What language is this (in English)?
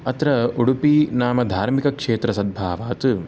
Sanskrit